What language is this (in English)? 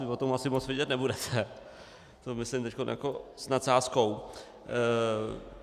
Czech